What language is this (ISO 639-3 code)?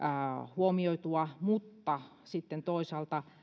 fin